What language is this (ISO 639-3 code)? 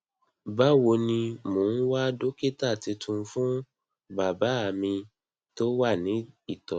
yor